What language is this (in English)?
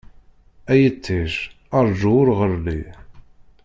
Kabyle